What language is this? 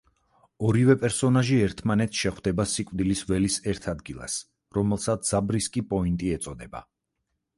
Georgian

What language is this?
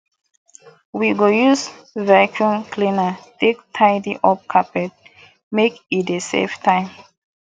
Nigerian Pidgin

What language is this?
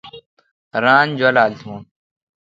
Kalkoti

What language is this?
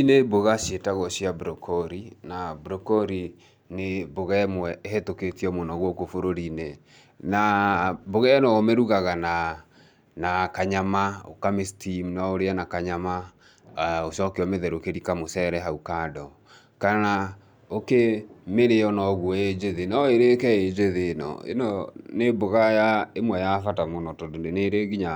Kikuyu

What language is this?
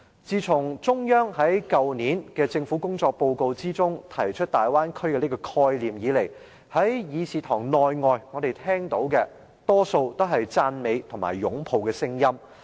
Cantonese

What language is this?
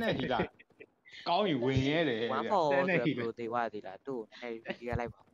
Thai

